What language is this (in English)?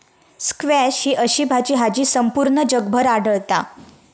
Marathi